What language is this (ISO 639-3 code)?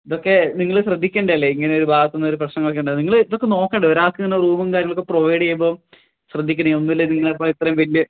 mal